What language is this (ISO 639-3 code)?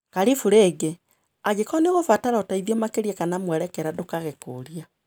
kik